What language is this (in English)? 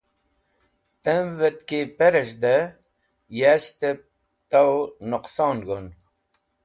Wakhi